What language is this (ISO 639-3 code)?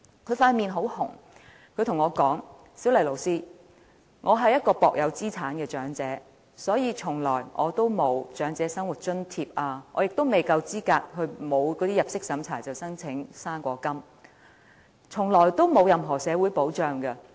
yue